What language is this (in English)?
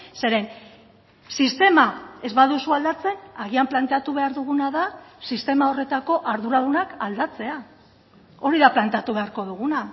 Basque